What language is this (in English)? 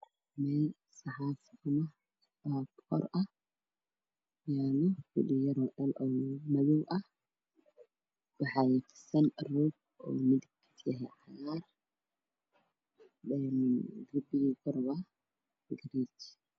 Somali